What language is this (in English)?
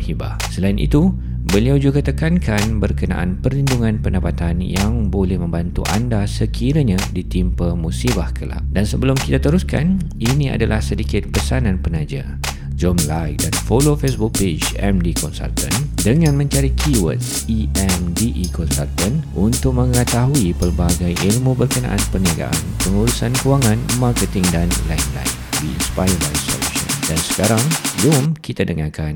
Malay